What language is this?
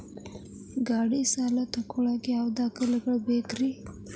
Kannada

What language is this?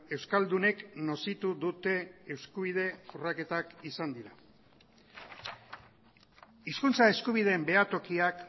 Basque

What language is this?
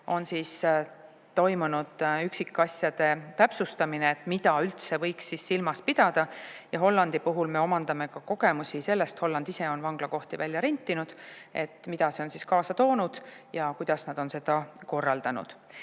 Estonian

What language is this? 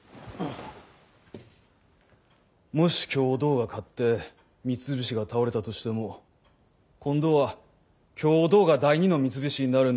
Japanese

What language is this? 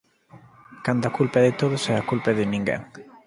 Galician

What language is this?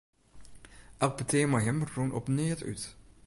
Western Frisian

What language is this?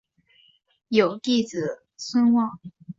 Chinese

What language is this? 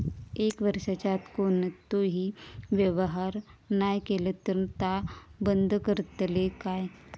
Marathi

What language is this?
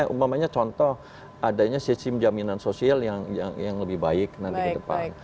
Indonesian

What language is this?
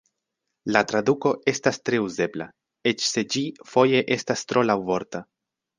Esperanto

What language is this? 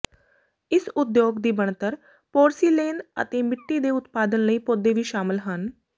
Punjabi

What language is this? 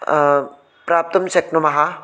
Sanskrit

